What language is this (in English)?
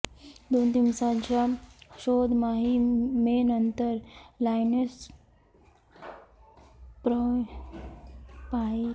Marathi